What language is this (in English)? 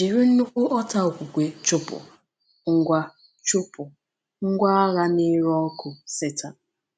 Igbo